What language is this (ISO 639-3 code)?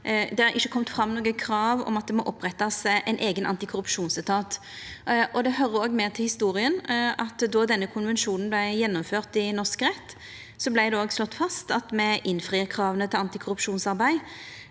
nor